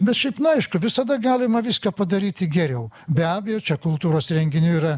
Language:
Lithuanian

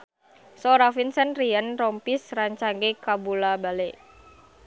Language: Sundanese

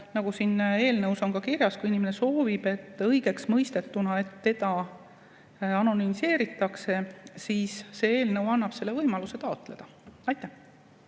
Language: Estonian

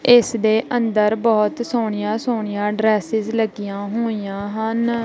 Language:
Punjabi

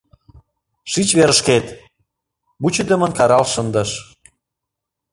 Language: Mari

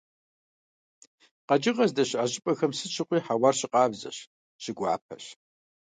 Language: Kabardian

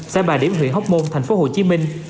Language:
Vietnamese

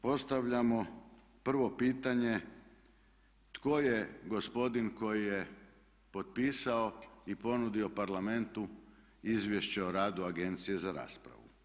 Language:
Croatian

